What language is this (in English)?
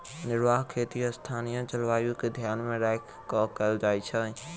Maithili